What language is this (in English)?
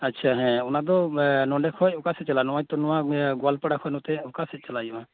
Santali